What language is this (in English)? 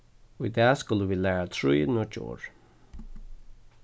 Faroese